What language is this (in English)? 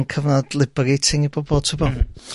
Welsh